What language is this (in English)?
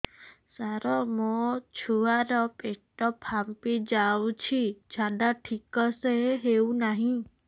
Odia